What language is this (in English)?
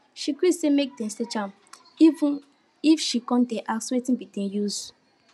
Nigerian Pidgin